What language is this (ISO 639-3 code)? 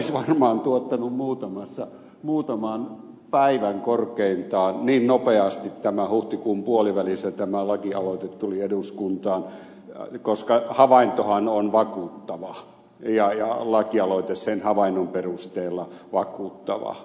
fin